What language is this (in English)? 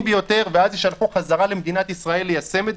Hebrew